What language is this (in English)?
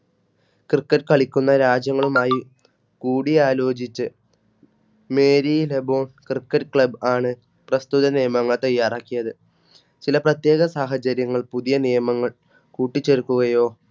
Malayalam